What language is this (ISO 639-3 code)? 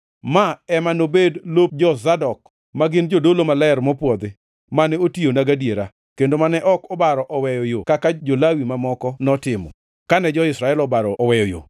luo